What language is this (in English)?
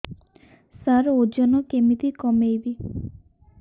Odia